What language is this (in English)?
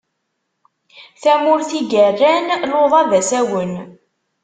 Kabyle